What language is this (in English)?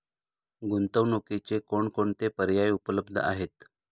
Marathi